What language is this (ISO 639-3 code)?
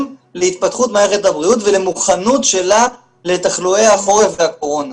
heb